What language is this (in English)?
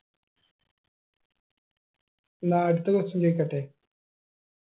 Malayalam